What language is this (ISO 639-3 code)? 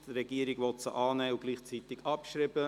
gsw